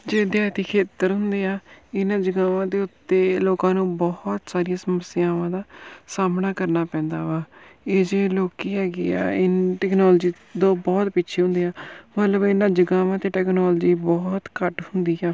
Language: Punjabi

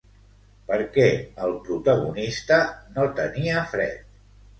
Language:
Catalan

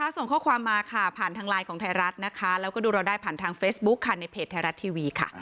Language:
Thai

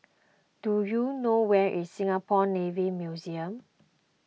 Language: English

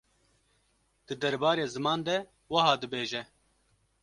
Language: Kurdish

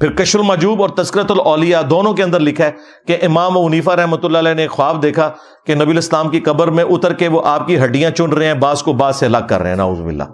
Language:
Urdu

